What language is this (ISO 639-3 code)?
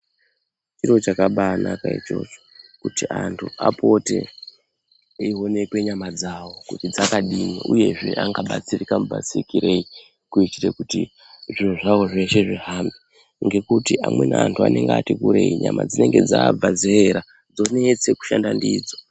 ndc